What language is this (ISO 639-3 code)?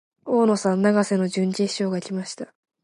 jpn